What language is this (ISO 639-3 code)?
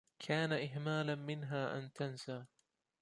ara